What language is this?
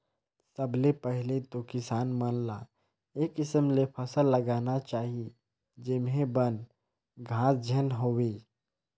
Chhattisgarhi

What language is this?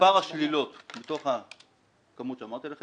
Hebrew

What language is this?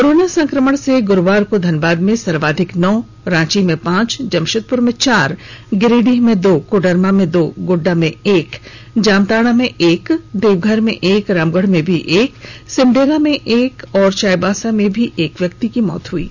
Hindi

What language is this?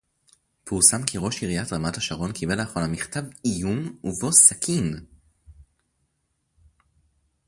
Hebrew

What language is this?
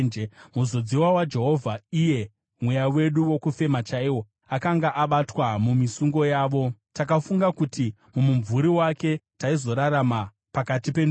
Shona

